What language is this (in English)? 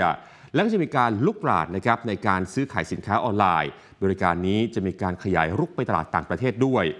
Thai